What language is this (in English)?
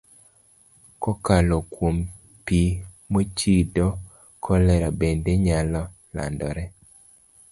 Luo (Kenya and Tanzania)